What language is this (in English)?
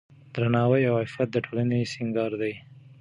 Pashto